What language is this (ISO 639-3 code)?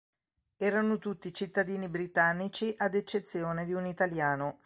ita